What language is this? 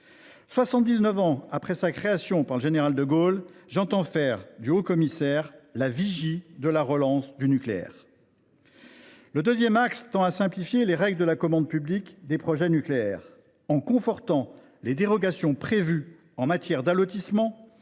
French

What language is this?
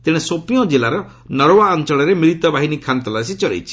Odia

